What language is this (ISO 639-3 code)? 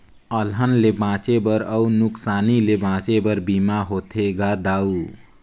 hne